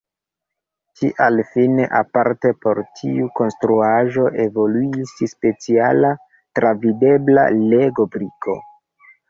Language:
Esperanto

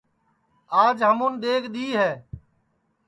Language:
Sansi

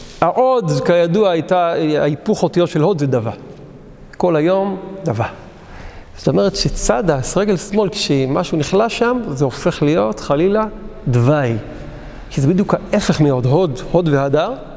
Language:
Hebrew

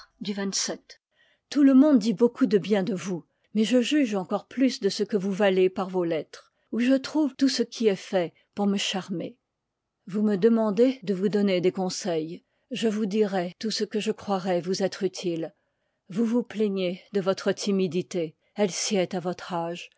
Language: French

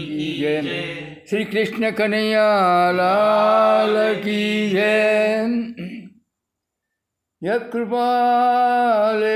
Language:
Gujarati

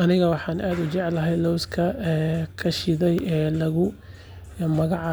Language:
Somali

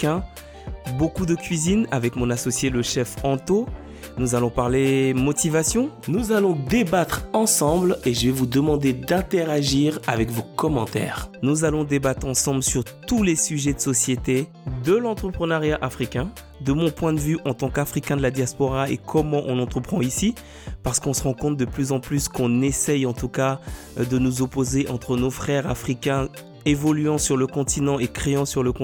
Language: French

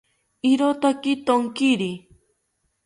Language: South Ucayali Ashéninka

